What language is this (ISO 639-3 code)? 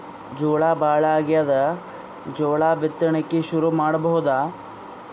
kan